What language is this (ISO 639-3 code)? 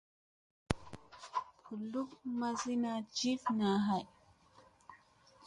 mse